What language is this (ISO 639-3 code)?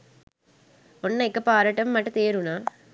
sin